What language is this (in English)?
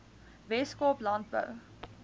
Afrikaans